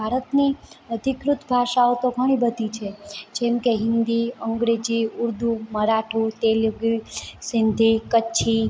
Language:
Gujarati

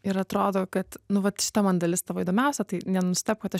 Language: Lithuanian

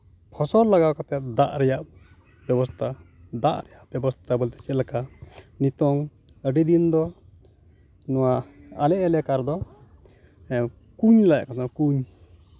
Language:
Santali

